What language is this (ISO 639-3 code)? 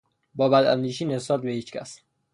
fas